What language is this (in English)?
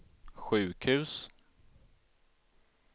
Swedish